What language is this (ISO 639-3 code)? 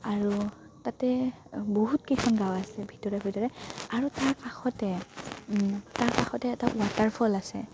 asm